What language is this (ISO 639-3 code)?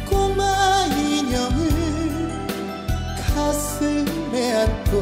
kor